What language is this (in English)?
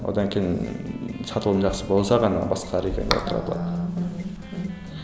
Kazakh